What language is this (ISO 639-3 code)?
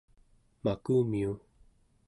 esu